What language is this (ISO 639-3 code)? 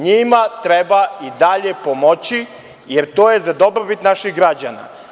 srp